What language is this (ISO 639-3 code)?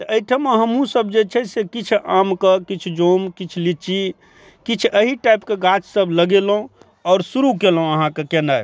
mai